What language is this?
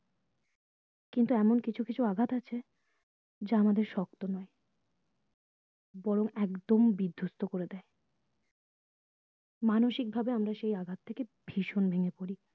Bangla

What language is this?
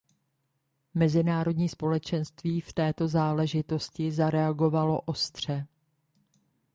Czech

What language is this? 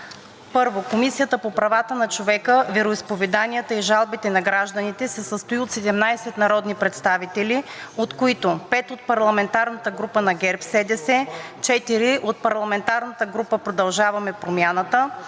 Bulgarian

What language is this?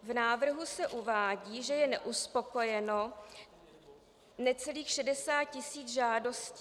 Czech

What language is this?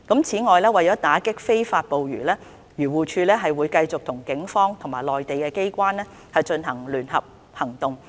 Cantonese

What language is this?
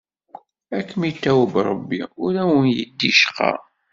Kabyle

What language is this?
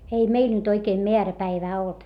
Finnish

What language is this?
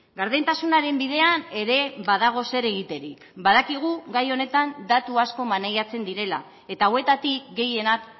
Basque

